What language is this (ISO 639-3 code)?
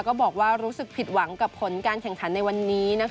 tha